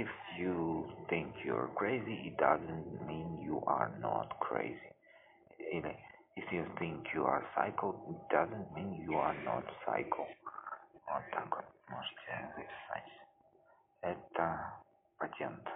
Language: Russian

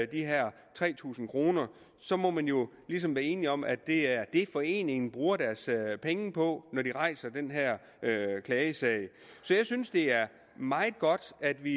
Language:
Danish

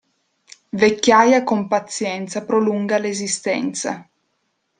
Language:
Italian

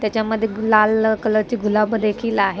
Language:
Marathi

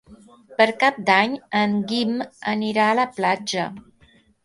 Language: Catalan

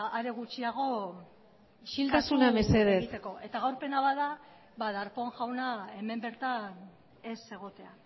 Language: Basque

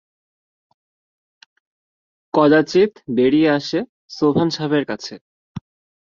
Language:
Bangla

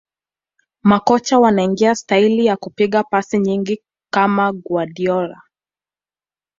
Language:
Swahili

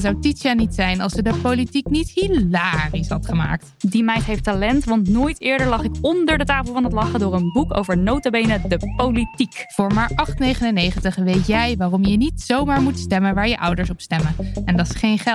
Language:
Dutch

